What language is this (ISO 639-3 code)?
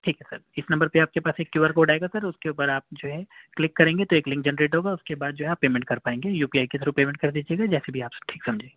urd